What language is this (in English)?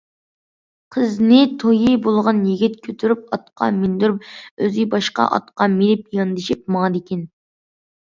Uyghur